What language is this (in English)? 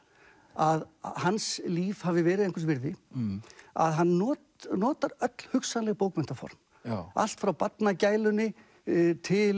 Icelandic